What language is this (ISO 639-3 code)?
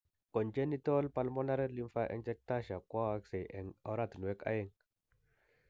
kln